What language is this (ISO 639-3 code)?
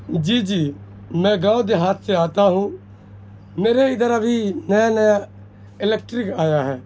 urd